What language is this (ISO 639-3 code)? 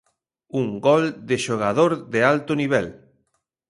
glg